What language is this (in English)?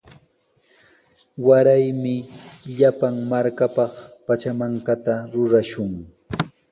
Sihuas Ancash Quechua